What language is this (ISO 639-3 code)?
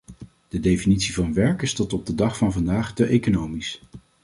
nld